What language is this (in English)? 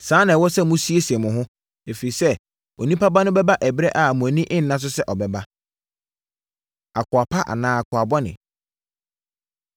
Akan